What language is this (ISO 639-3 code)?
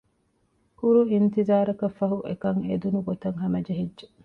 div